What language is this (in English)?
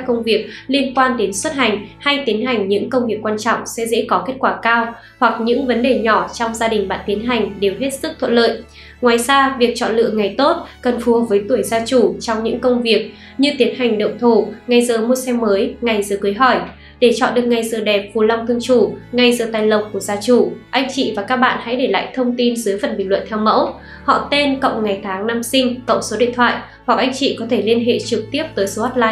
Vietnamese